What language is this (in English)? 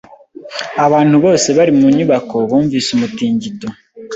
Kinyarwanda